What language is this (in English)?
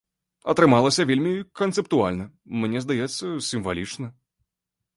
Belarusian